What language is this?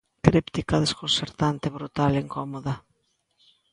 Galician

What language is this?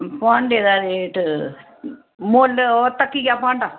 Dogri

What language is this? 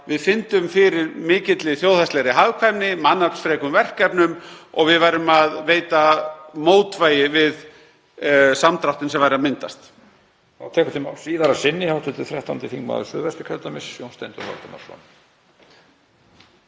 Icelandic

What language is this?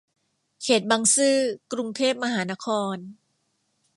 Thai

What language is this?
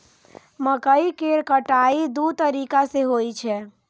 Maithili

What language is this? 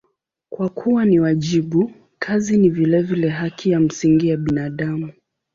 Swahili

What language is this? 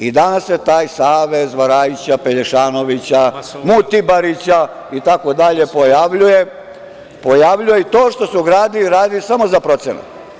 Serbian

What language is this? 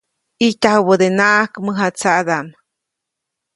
Copainalá Zoque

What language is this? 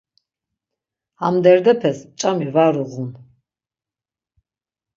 Laz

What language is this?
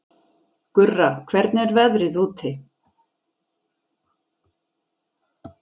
Icelandic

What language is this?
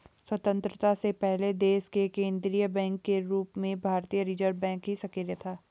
Hindi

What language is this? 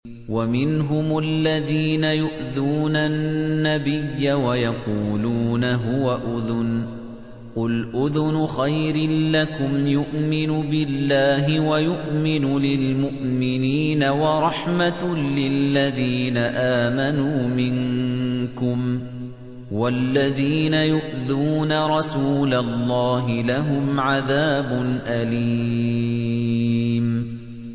Arabic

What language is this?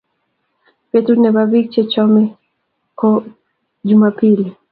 Kalenjin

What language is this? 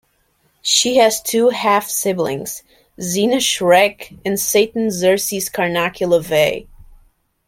English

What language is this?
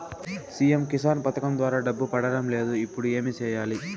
Telugu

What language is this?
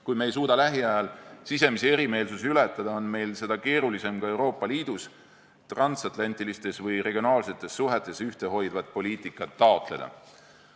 Estonian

